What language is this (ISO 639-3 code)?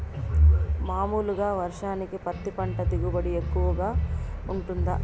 tel